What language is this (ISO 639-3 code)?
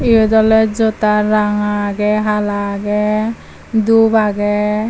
ccp